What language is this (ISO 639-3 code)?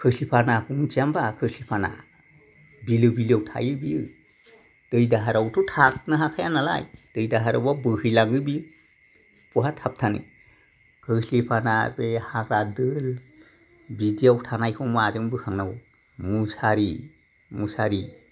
brx